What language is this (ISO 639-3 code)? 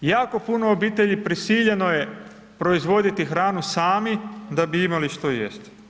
hrv